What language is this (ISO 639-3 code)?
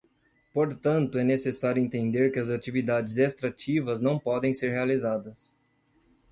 por